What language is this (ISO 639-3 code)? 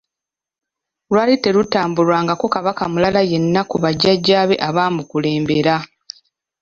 lug